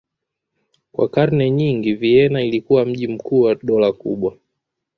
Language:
Swahili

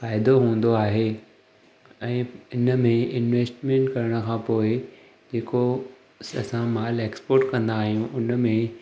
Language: Sindhi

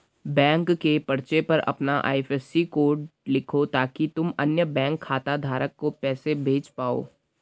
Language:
Hindi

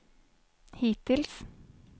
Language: Swedish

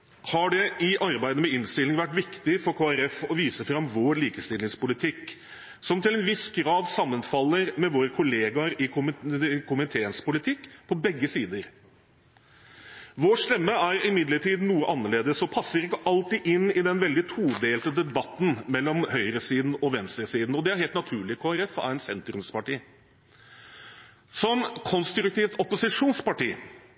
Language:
Norwegian Bokmål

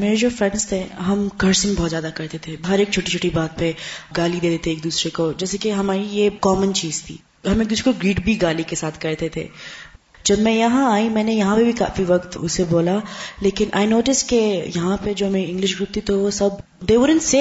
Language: Urdu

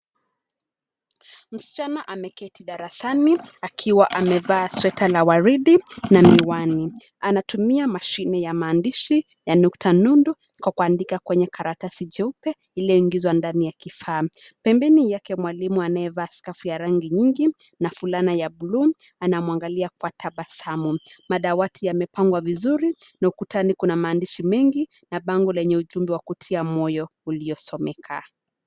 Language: Swahili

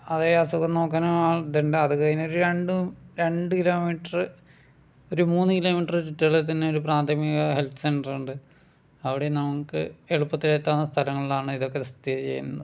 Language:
Malayalam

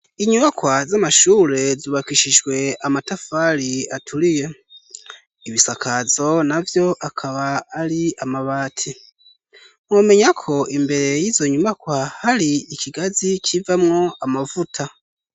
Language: Rundi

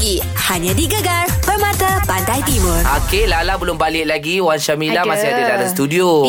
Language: Malay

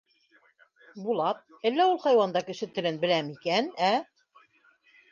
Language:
Bashkir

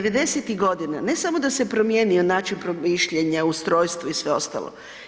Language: Croatian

